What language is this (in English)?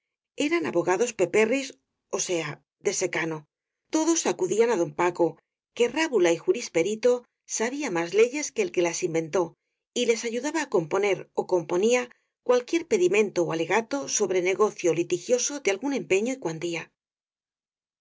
Spanish